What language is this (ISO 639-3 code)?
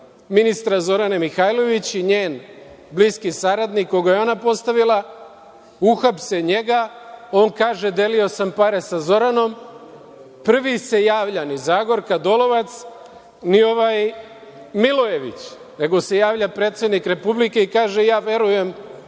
srp